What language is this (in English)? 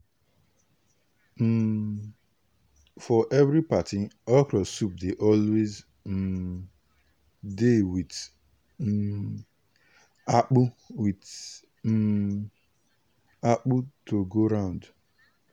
Nigerian Pidgin